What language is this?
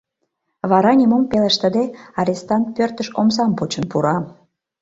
Mari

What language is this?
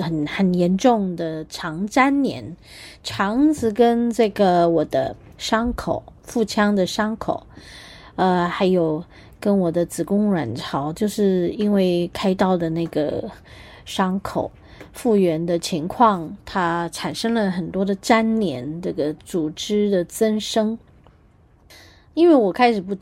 Chinese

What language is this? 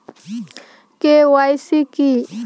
Bangla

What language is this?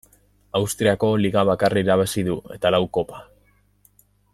Basque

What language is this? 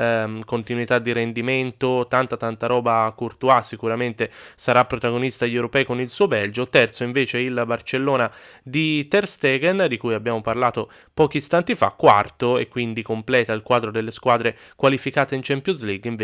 Italian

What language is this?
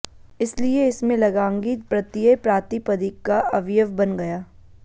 Sanskrit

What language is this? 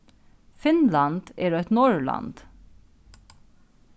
Faroese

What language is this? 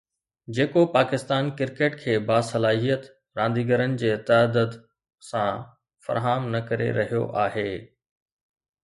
Sindhi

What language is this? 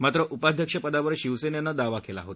Marathi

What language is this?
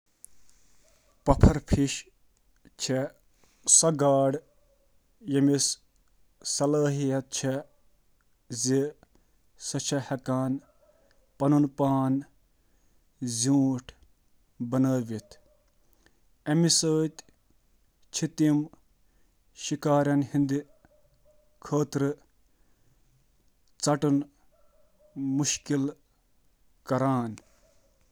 Kashmiri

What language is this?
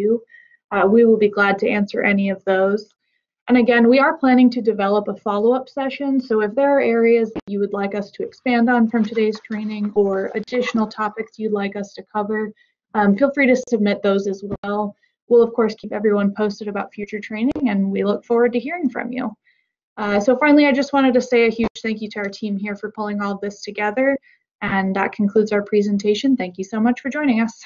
English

